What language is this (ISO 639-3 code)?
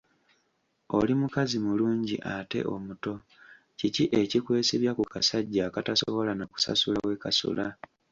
lug